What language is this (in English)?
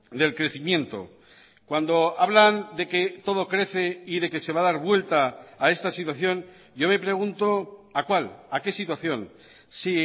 Spanish